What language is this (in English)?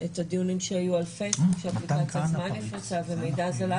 Hebrew